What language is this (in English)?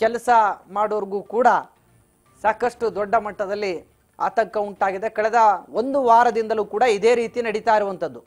Kannada